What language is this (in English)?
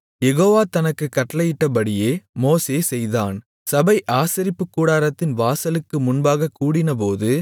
Tamil